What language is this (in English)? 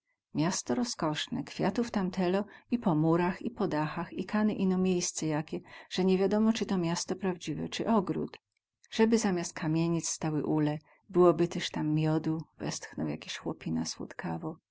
Polish